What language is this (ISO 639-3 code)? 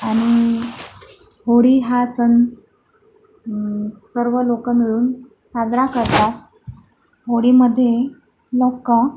mar